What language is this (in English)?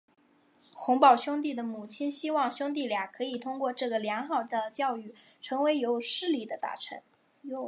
Chinese